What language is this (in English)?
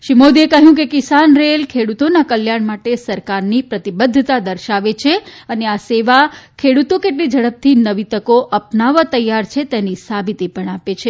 Gujarati